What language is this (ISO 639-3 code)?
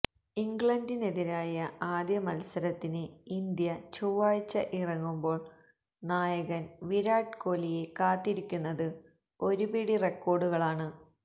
mal